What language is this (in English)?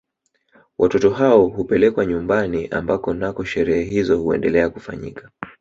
Swahili